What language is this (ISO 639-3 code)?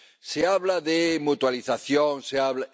spa